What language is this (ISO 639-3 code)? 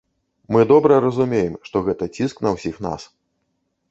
bel